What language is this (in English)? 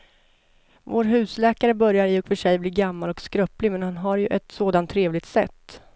Swedish